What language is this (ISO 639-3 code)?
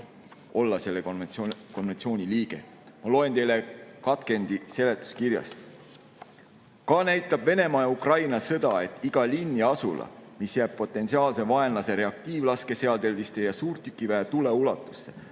est